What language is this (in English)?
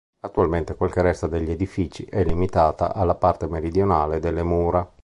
Italian